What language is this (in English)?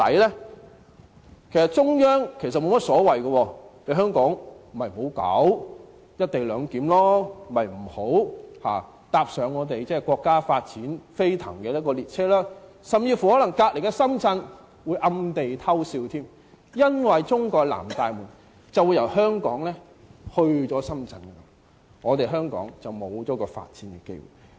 Cantonese